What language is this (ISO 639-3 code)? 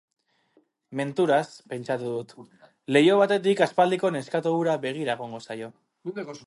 eus